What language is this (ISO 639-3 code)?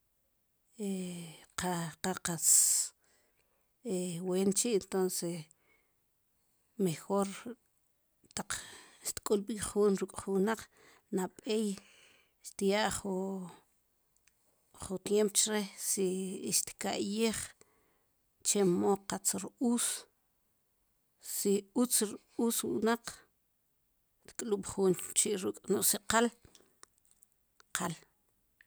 qum